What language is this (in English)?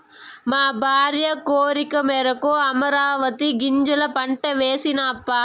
Telugu